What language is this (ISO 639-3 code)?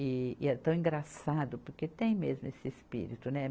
por